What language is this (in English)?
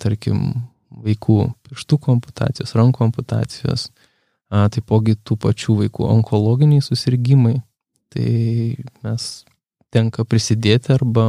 Polish